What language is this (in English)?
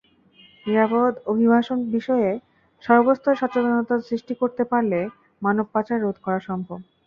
Bangla